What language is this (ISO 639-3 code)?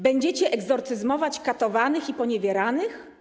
pol